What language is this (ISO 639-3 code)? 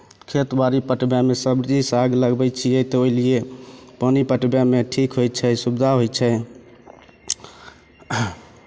mai